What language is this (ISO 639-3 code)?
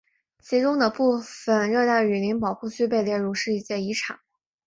zho